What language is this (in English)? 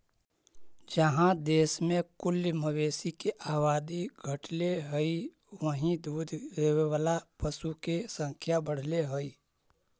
Magahi